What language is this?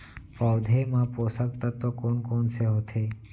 Chhattisgarhi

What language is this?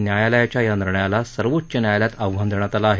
Marathi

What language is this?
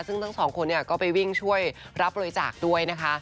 Thai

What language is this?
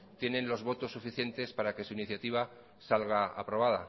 Spanish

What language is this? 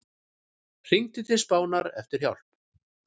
Icelandic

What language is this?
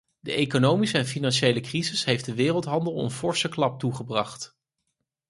Dutch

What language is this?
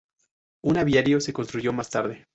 Spanish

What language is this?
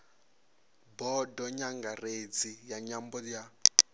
Venda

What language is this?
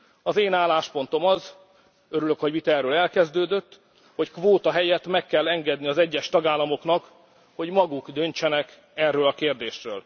Hungarian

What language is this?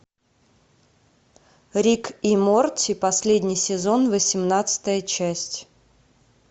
Russian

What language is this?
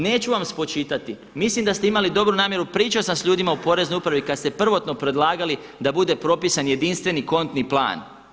Croatian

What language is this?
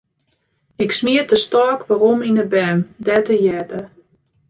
Western Frisian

